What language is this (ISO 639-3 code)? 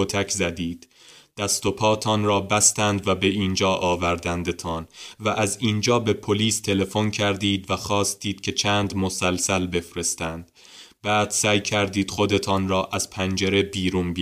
fas